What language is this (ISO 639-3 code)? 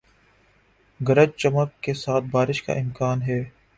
urd